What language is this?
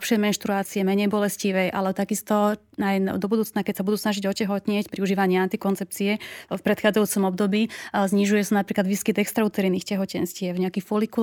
Slovak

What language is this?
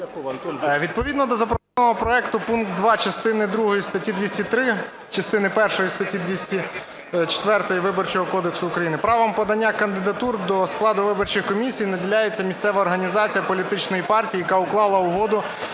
Ukrainian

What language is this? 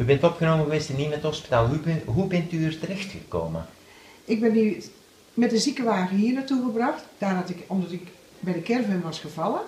Dutch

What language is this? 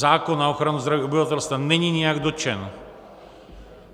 Czech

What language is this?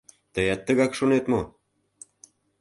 Mari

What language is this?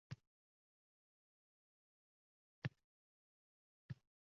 Uzbek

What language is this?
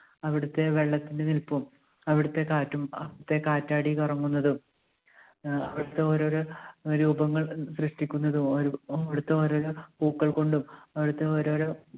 Malayalam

